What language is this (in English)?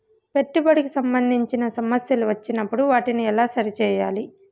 Telugu